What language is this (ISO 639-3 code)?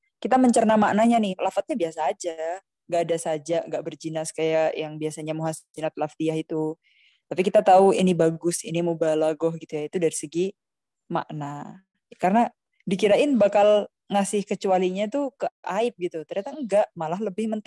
ind